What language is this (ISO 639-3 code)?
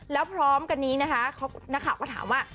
tha